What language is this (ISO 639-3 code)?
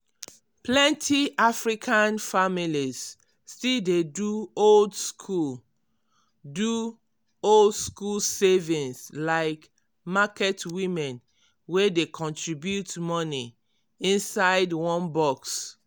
pcm